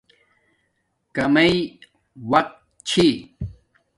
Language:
Domaaki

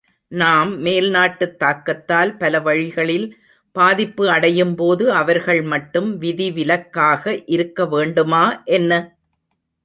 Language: Tamil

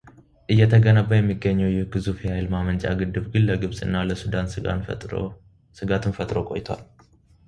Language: Amharic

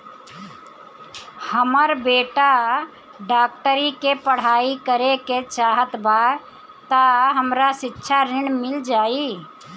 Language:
Bhojpuri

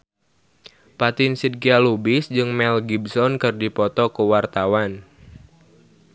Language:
Sundanese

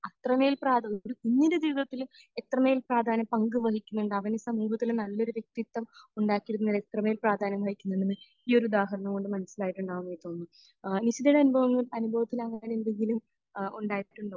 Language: Malayalam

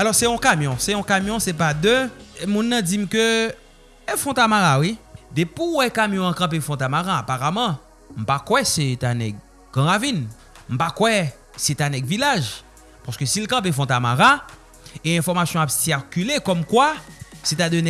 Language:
French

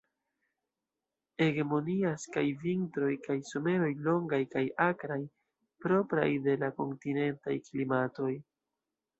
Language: Esperanto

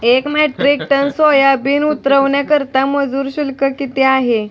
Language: Marathi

